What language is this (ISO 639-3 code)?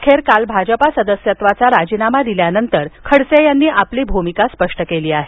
mar